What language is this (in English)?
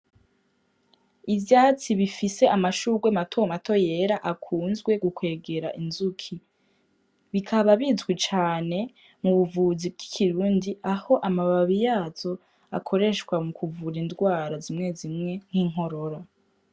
Rundi